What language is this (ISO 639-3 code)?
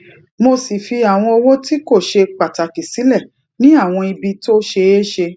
yor